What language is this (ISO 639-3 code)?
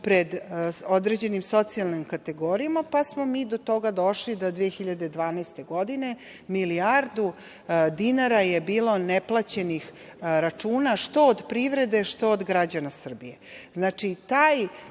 srp